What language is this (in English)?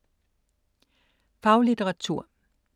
Danish